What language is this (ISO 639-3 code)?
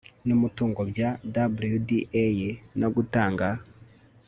kin